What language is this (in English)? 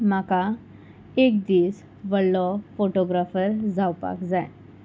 Konkani